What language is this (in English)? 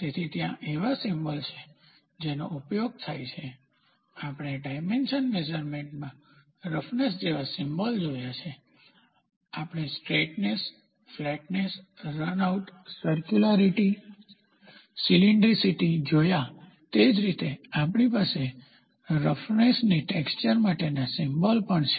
Gujarati